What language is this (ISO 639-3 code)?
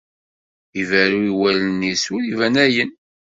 kab